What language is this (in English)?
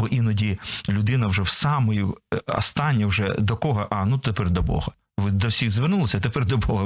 Ukrainian